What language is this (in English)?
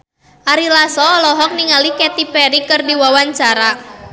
Sundanese